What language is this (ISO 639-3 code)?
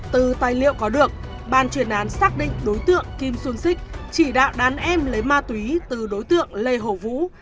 vie